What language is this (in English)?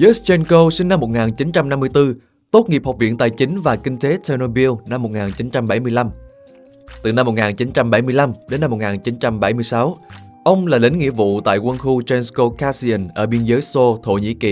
Vietnamese